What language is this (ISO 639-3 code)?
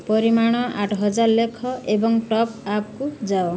ori